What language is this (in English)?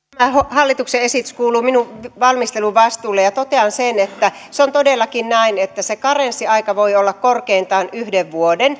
Finnish